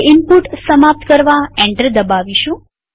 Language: Gujarati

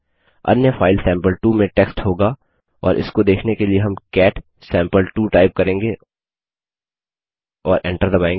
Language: Hindi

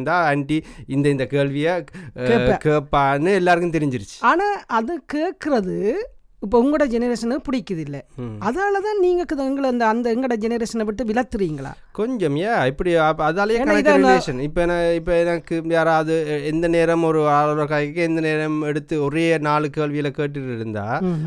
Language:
Tamil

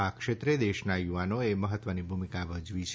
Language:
Gujarati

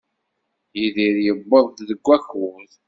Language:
Kabyle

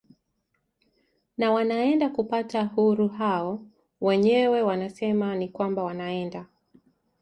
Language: Swahili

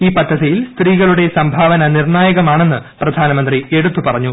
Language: Malayalam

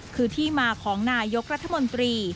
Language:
Thai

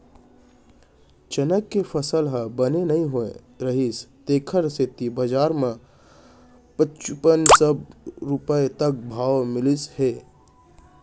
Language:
Chhattisgarhi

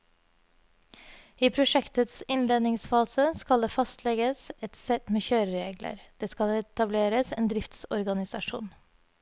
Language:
Norwegian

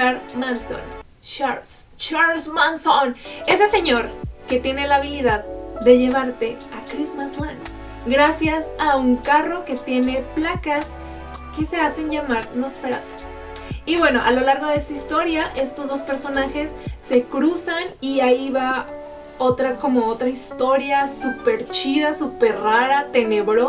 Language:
Spanish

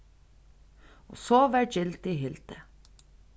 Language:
Faroese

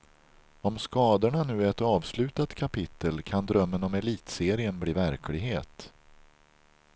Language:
Swedish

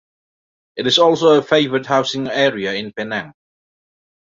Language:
English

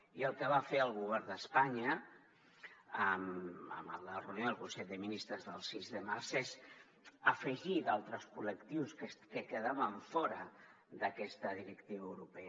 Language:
Catalan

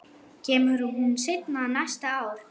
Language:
Icelandic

